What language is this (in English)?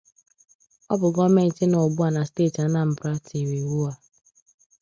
Igbo